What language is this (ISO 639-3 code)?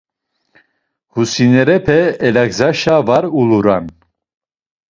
lzz